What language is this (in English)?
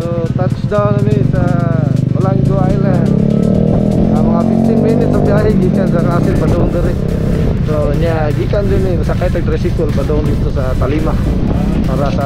Filipino